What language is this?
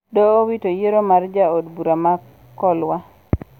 Luo (Kenya and Tanzania)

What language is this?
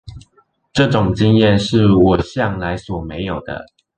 Chinese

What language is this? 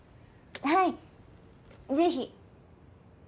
Japanese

